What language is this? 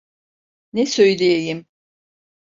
Turkish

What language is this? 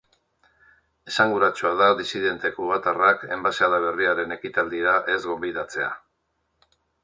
Basque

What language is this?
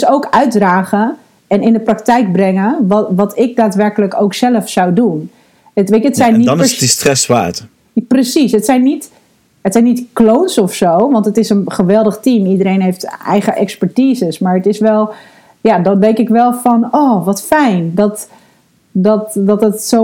Dutch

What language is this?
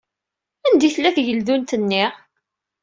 Kabyle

